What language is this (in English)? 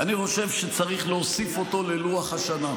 Hebrew